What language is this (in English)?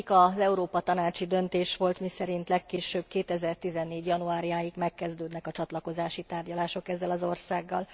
Hungarian